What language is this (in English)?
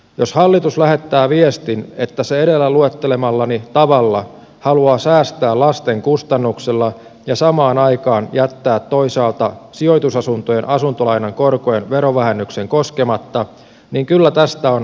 Finnish